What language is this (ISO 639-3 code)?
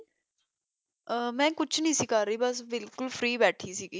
pan